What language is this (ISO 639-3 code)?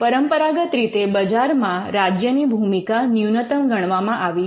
guj